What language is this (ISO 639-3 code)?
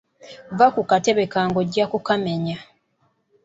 lug